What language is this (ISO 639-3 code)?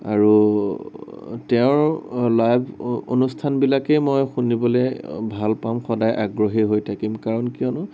asm